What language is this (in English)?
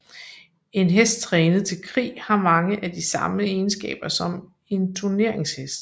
Danish